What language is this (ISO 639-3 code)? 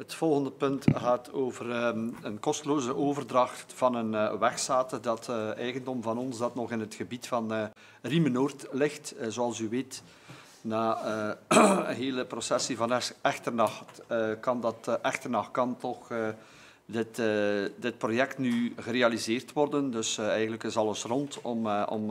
nld